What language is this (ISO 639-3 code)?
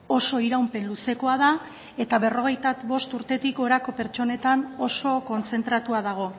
eus